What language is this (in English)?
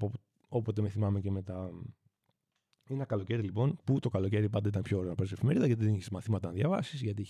Greek